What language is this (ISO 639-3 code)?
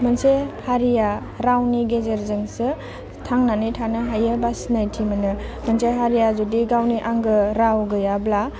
brx